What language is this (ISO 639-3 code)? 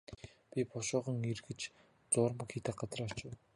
mon